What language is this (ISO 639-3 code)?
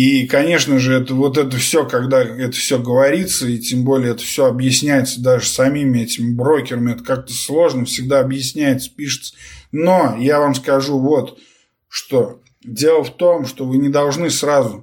rus